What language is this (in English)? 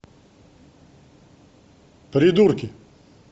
Russian